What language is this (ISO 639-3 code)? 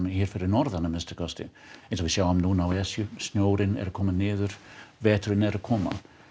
isl